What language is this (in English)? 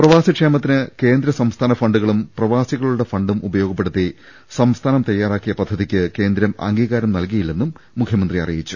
Malayalam